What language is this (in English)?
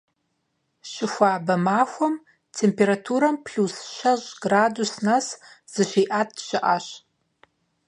Kabardian